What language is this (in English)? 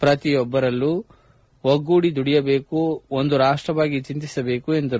Kannada